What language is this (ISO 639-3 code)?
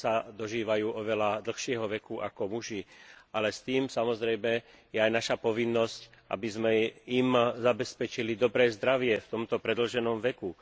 slk